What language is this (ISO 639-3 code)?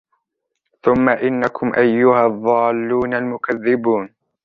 ara